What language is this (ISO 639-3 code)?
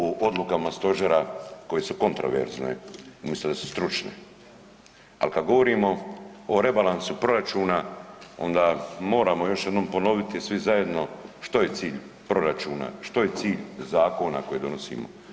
hrv